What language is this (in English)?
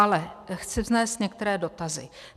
Czech